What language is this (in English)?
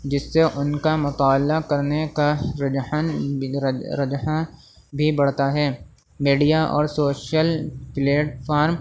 Urdu